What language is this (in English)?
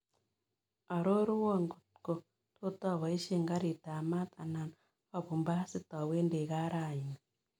Kalenjin